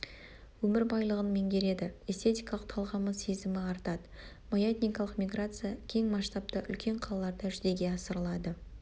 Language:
Kazakh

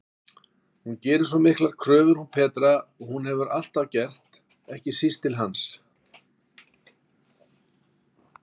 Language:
Icelandic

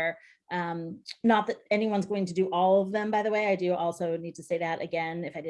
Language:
English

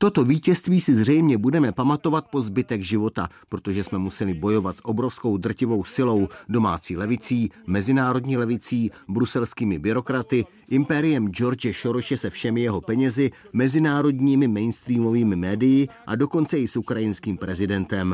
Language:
Czech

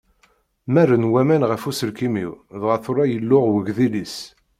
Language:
Kabyle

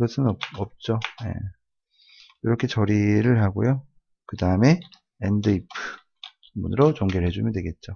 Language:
Korean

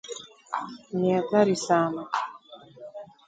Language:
Swahili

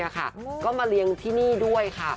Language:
Thai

